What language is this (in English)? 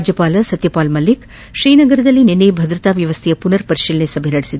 Kannada